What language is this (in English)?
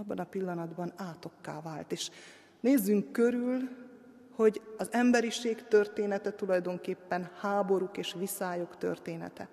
Hungarian